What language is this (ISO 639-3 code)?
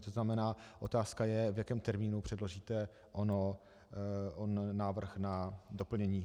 ces